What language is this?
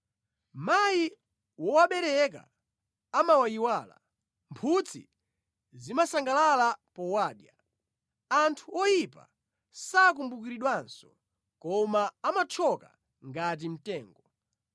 Nyanja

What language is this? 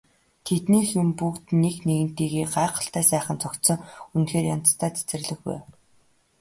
Mongolian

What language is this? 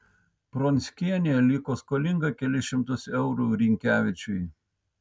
Lithuanian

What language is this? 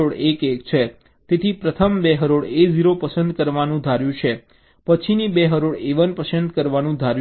Gujarati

